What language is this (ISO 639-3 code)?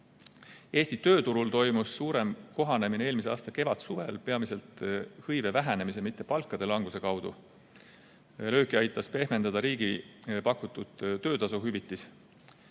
est